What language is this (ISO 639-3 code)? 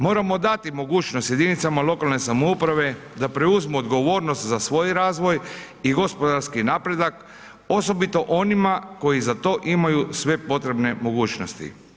hrv